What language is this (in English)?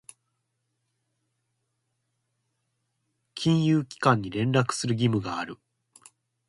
Japanese